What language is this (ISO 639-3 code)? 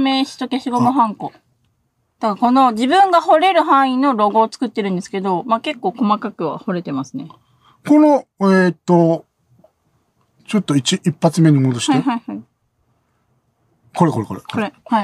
jpn